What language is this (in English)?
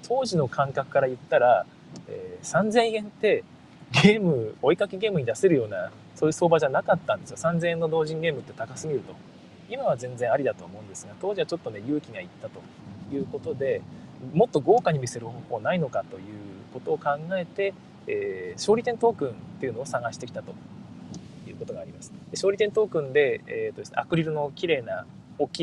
Japanese